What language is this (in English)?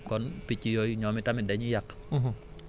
Wolof